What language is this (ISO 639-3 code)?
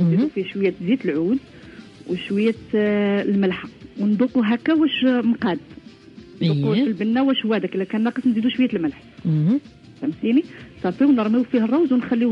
ara